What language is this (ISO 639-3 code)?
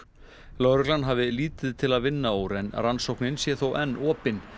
isl